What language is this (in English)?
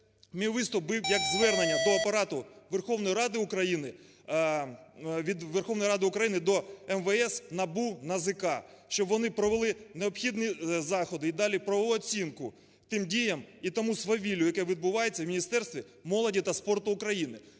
Ukrainian